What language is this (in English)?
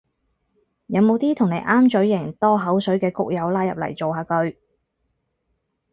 Cantonese